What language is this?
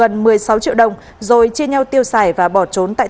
Vietnamese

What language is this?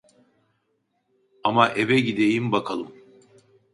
Turkish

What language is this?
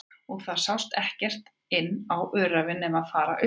Icelandic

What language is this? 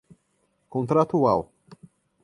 Portuguese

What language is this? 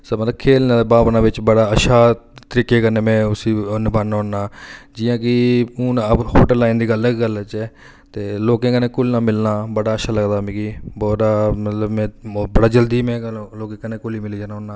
Dogri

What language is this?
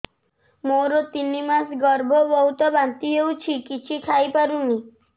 Odia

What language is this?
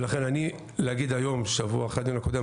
Hebrew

